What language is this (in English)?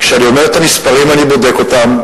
Hebrew